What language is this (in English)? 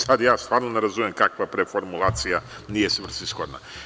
Serbian